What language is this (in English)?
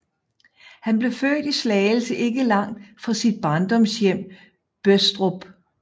Danish